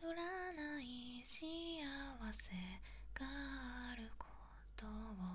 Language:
Japanese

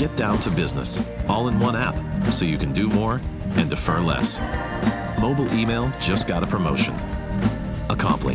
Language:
English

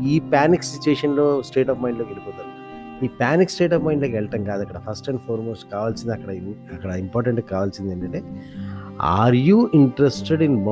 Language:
Telugu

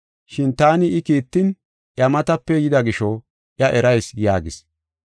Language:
Gofa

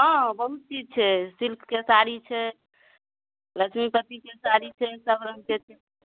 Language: Maithili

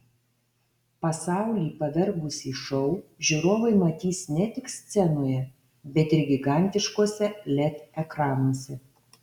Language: Lithuanian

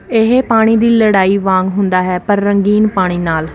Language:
Punjabi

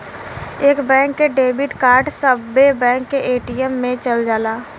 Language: Bhojpuri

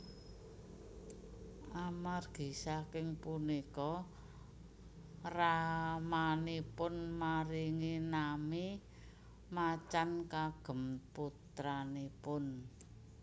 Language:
Javanese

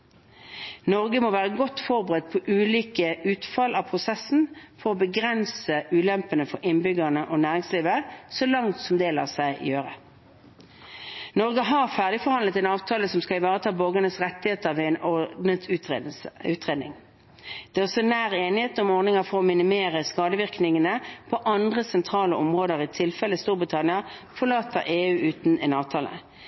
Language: Norwegian Bokmål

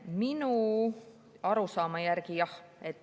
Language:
Estonian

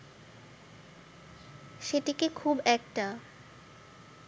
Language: Bangla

